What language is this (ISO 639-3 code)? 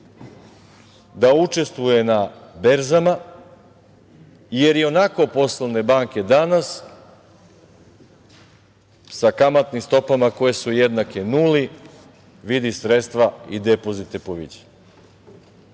srp